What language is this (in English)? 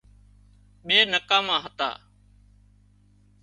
Wadiyara Koli